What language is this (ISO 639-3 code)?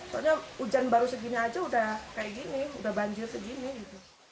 ind